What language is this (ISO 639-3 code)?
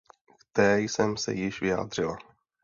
ces